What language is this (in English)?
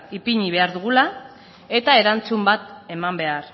Basque